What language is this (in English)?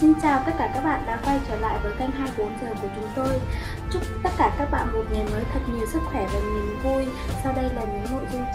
Vietnamese